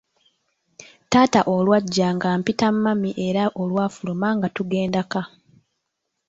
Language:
Ganda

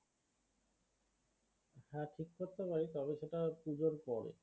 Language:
Bangla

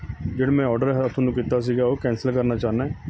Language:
Punjabi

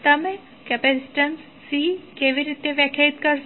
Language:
Gujarati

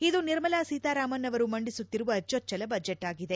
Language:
Kannada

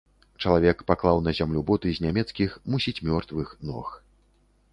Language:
Belarusian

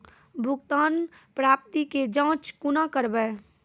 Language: Maithili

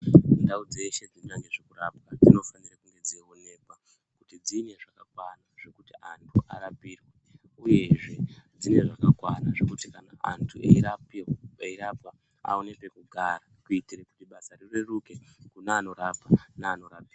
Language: Ndau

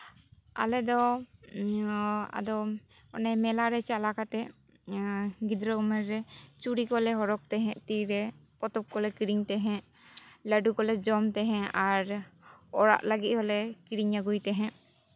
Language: Santali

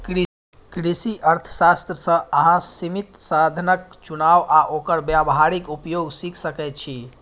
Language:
Maithili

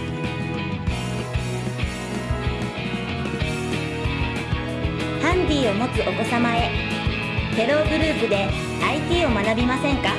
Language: Japanese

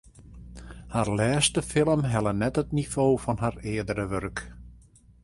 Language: Western Frisian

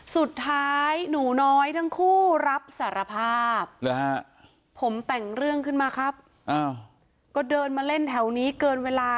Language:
Thai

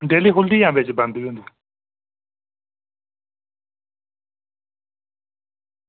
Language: Dogri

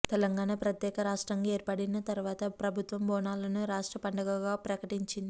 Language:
Telugu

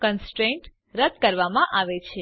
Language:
Gujarati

